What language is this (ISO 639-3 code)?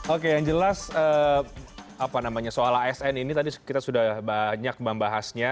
ind